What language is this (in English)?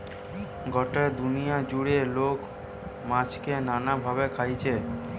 Bangla